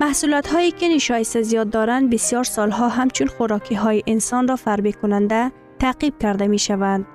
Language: Persian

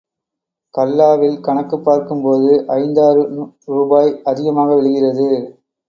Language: Tamil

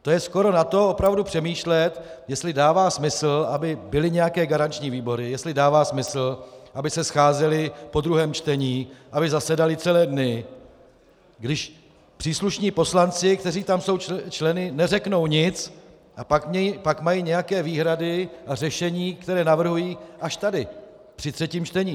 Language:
Czech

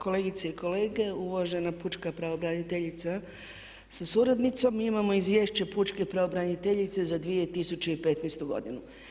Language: Croatian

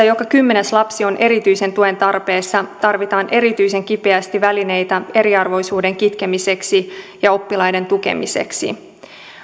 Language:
Finnish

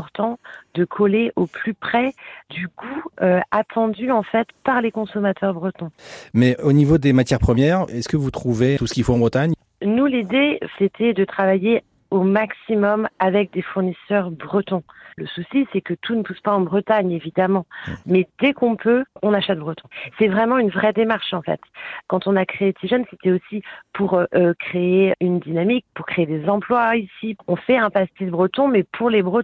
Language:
French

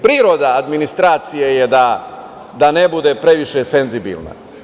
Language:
Serbian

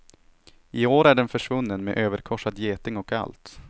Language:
Swedish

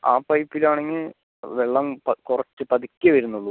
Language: Malayalam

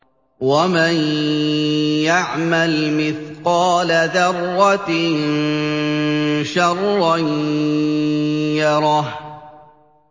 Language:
Arabic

